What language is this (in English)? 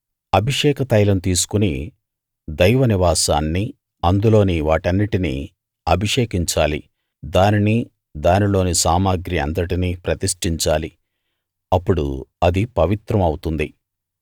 Telugu